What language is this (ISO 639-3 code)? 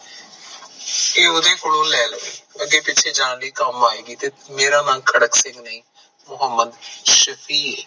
pan